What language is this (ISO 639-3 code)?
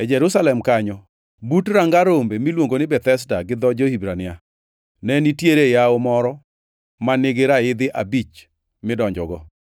luo